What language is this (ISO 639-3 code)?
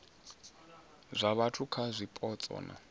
ven